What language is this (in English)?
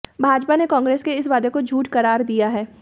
Hindi